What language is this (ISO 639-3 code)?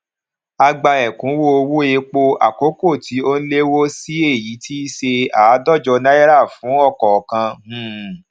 yor